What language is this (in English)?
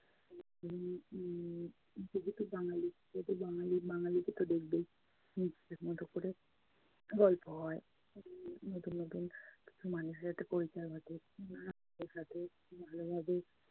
Bangla